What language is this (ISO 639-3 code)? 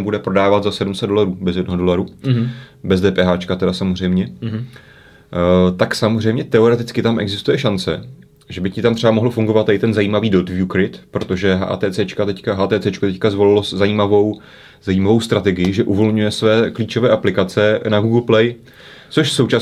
ces